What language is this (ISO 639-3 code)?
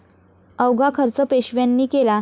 mar